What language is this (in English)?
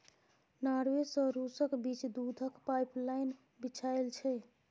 Maithili